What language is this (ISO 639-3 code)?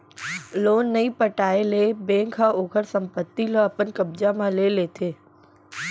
hne